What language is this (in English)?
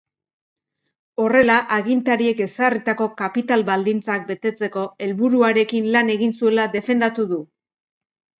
Basque